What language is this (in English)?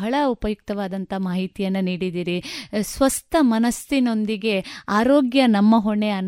Kannada